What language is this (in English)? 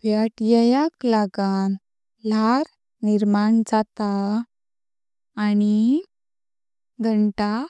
Konkani